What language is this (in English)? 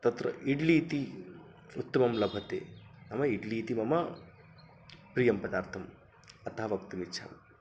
Sanskrit